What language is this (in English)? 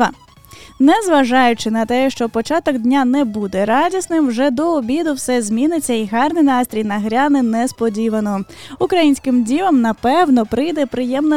Ukrainian